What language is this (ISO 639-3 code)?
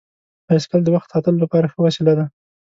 pus